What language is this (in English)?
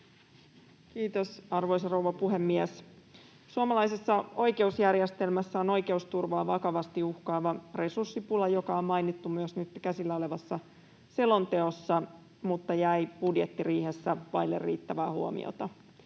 Finnish